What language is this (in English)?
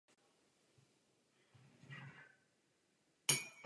Czech